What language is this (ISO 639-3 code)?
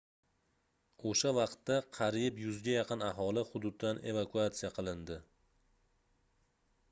uzb